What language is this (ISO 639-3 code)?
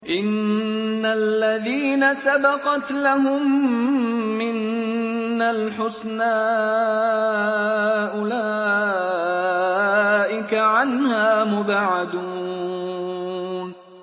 ara